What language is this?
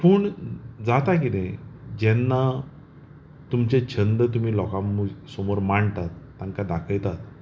Konkani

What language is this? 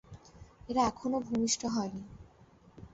Bangla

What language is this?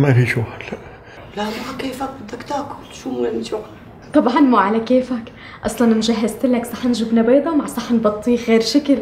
Arabic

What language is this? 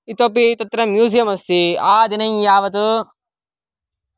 Sanskrit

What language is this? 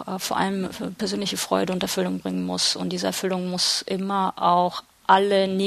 German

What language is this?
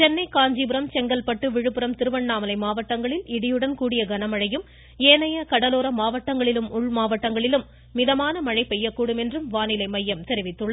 Tamil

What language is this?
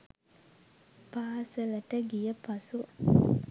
Sinhala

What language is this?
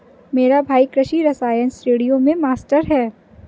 Hindi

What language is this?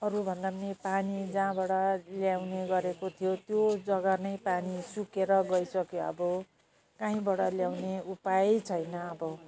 Nepali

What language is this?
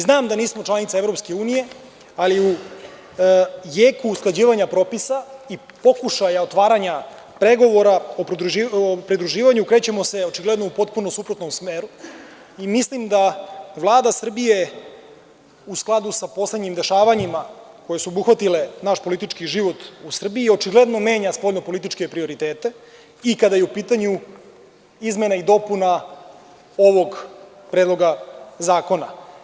Serbian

